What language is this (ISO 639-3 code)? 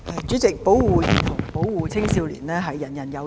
yue